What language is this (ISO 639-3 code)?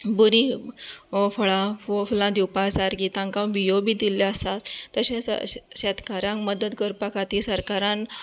kok